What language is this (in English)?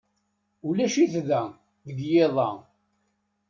Kabyle